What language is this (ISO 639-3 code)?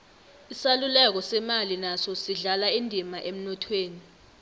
nbl